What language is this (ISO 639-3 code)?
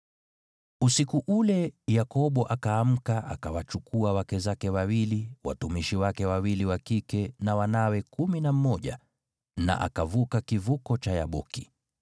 swa